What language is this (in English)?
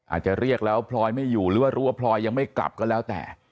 Thai